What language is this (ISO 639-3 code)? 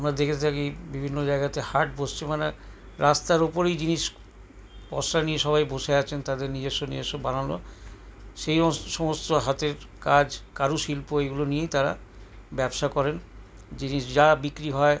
ben